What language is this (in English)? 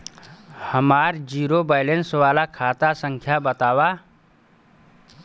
Bhojpuri